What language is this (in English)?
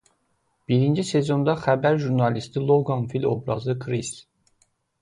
Azerbaijani